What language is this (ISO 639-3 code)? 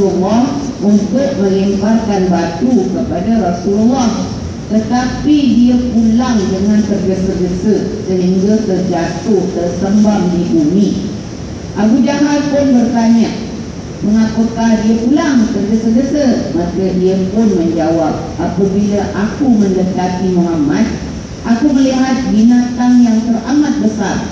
msa